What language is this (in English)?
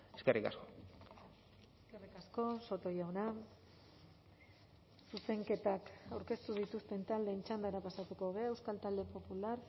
Basque